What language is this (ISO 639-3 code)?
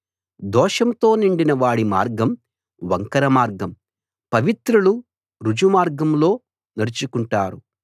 tel